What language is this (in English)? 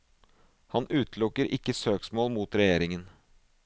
Norwegian